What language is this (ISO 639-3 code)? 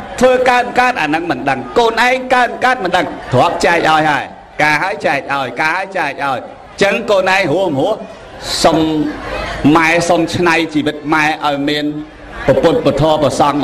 vie